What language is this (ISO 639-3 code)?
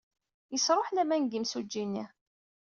kab